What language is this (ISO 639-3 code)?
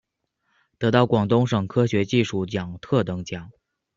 zho